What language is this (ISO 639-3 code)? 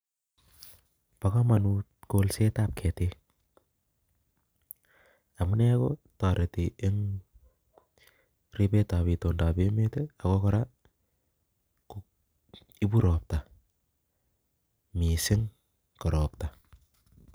kln